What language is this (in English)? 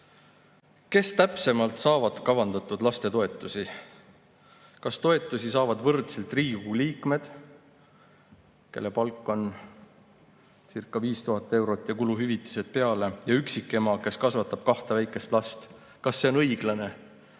Estonian